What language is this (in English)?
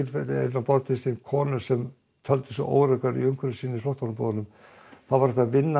Icelandic